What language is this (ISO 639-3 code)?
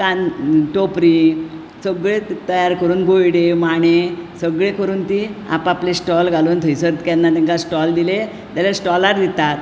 kok